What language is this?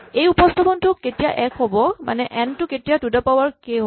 Assamese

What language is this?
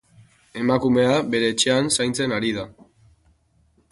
Basque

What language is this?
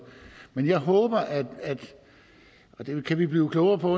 Danish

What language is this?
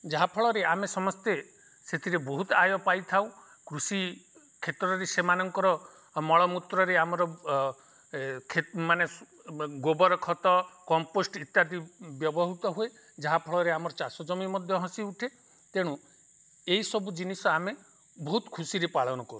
Odia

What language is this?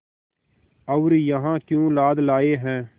Hindi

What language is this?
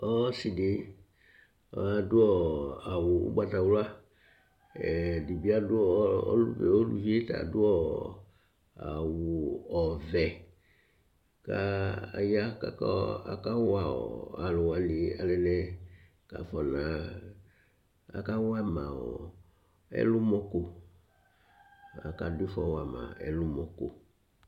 Ikposo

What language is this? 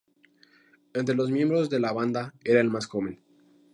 Spanish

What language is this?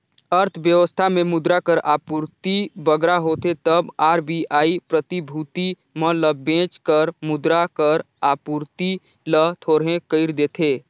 Chhattisgarhi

